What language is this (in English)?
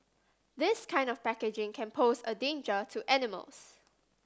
English